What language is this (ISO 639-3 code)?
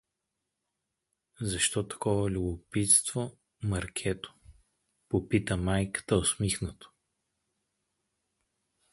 bul